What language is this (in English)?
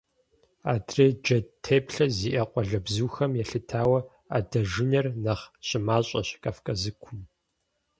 Kabardian